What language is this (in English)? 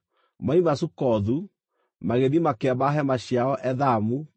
Kikuyu